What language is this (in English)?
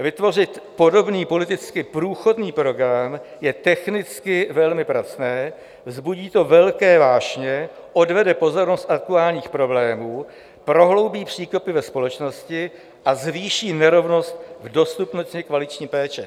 Czech